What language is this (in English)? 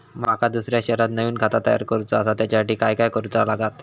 Marathi